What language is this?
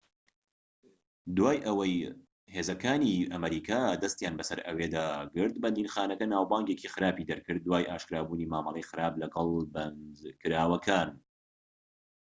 Central Kurdish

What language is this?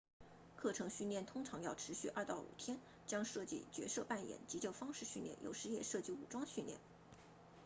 Chinese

